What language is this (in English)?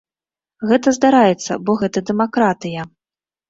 Belarusian